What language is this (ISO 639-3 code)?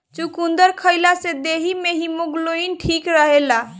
bho